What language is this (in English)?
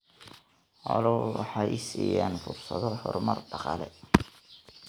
Somali